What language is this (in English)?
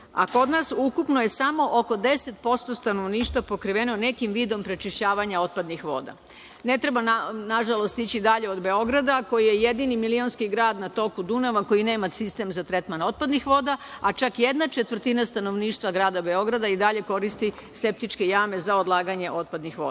Serbian